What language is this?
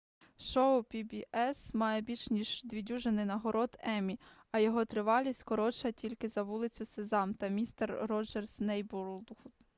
Ukrainian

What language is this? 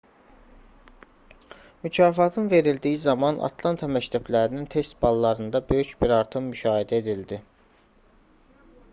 Azerbaijani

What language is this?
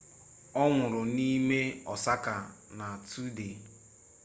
Igbo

